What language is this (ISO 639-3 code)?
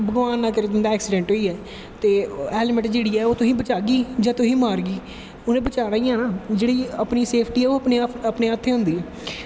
doi